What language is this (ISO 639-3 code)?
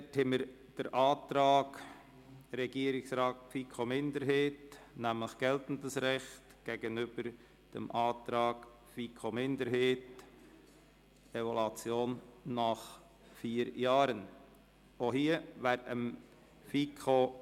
gsw